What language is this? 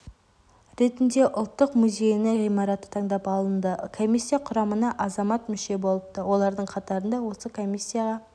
Kazakh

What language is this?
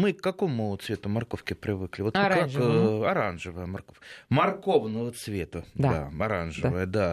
Russian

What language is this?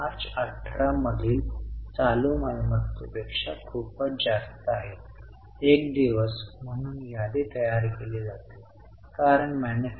Marathi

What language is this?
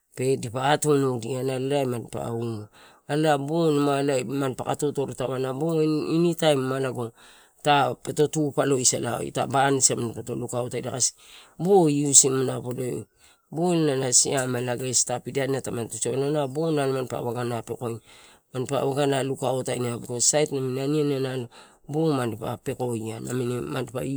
Torau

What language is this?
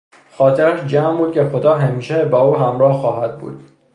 Persian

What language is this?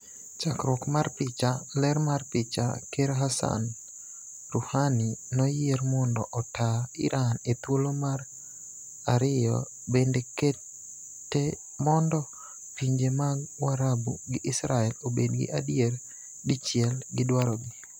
Luo (Kenya and Tanzania)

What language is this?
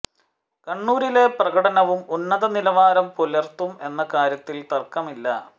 Malayalam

